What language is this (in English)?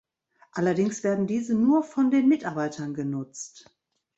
German